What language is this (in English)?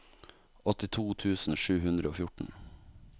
Norwegian